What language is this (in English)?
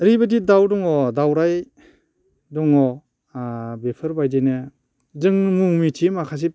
Bodo